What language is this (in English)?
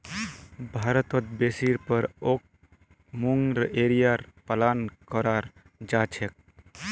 Magahi